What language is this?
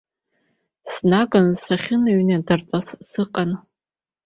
Abkhazian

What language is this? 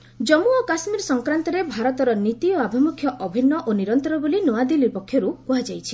Odia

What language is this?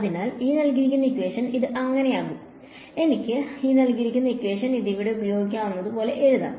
Malayalam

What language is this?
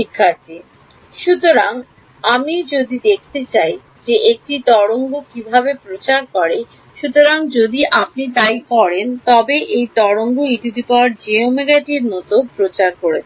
Bangla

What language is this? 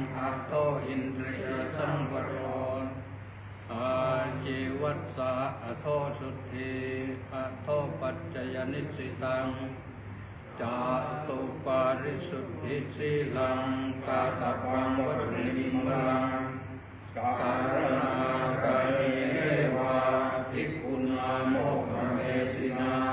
Thai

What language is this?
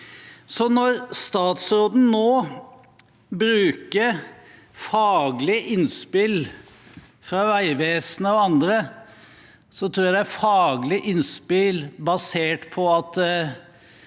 Norwegian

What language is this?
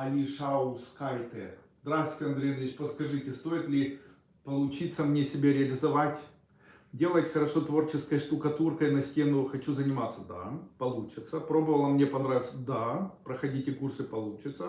Russian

